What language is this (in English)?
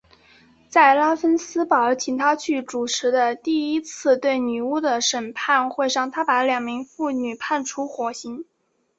Chinese